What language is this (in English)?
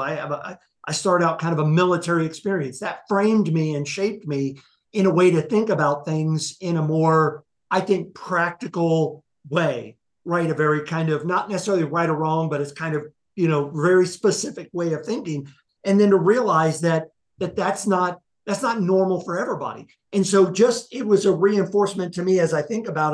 English